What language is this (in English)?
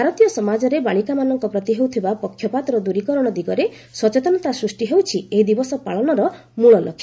Odia